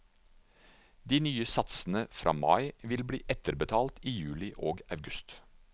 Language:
Norwegian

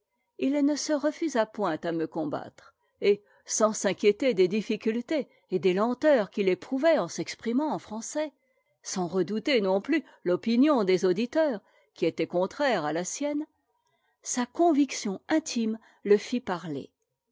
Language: French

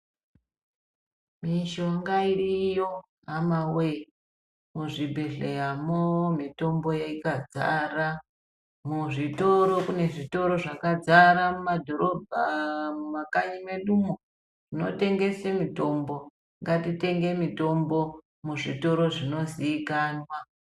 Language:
Ndau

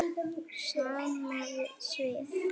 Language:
Icelandic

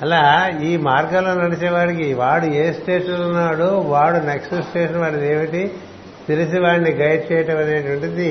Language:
Telugu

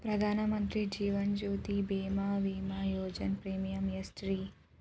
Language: Kannada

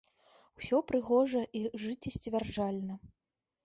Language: Belarusian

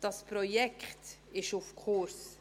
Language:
Swiss German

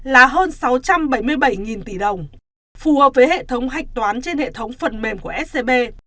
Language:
Vietnamese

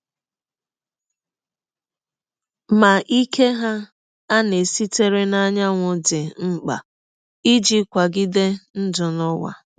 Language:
Igbo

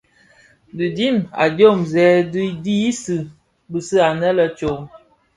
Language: Bafia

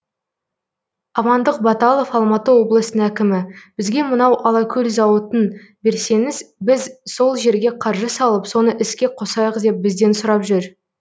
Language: Kazakh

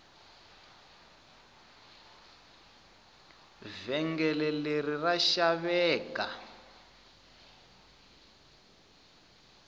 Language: Tsonga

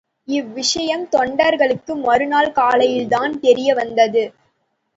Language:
Tamil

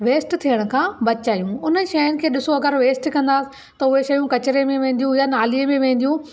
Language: Sindhi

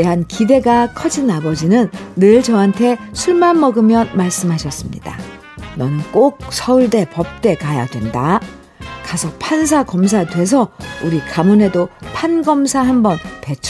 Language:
Korean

